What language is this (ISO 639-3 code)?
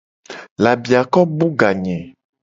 gej